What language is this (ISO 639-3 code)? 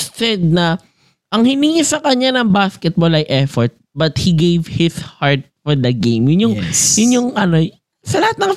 fil